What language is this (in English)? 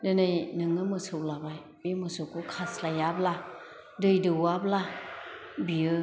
Bodo